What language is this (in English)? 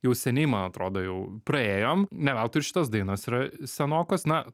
Lithuanian